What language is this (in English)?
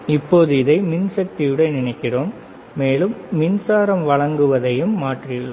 Tamil